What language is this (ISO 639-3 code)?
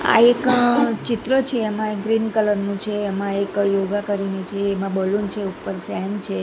guj